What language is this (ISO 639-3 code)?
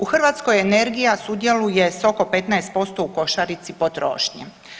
hrv